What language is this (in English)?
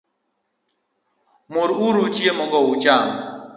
Luo (Kenya and Tanzania)